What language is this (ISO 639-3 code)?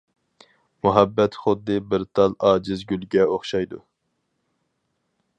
uig